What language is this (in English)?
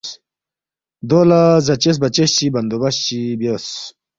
Balti